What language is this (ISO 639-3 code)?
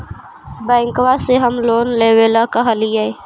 mag